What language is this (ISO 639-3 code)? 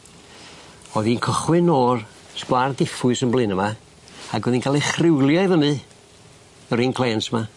cym